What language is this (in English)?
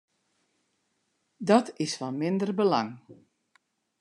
Western Frisian